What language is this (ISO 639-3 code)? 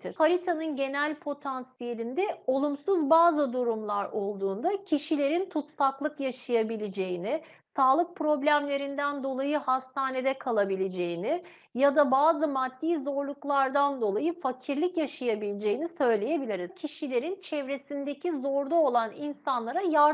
tur